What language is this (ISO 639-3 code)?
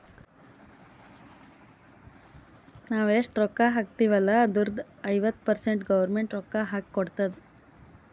kan